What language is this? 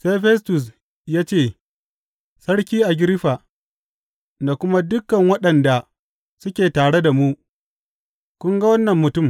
Hausa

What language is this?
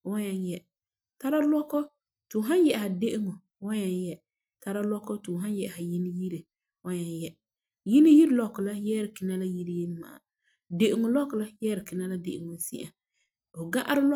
Frafra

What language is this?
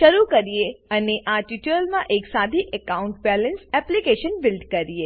Gujarati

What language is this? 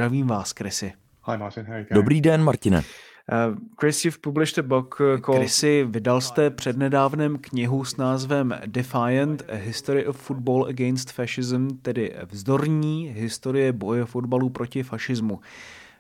Czech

